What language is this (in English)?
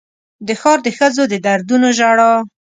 Pashto